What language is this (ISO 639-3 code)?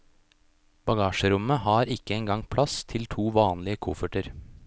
nor